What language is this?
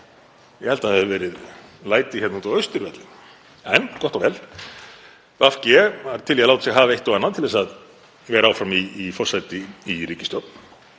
Icelandic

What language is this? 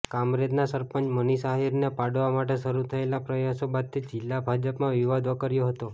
Gujarati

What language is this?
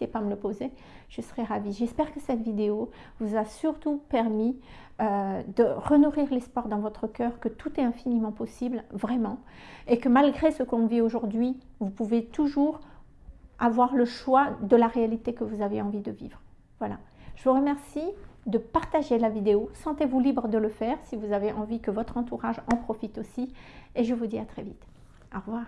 French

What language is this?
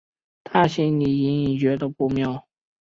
Chinese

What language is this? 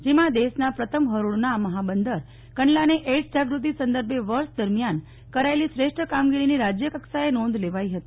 Gujarati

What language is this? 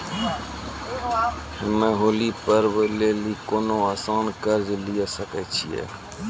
Maithili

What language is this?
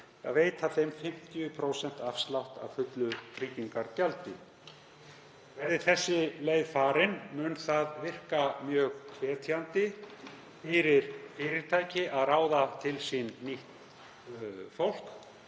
Icelandic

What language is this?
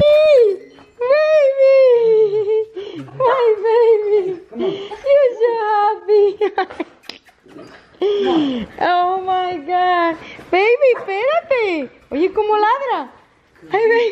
English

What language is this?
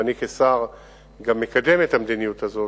Hebrew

